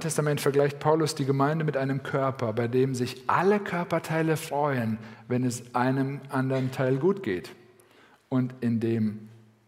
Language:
German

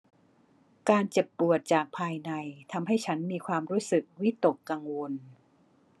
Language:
Thai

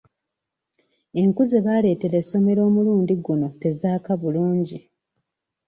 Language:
Ganda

